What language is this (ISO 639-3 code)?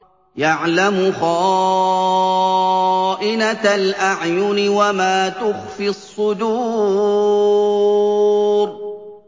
ara